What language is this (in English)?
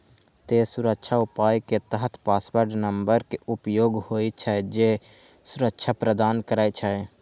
Maithili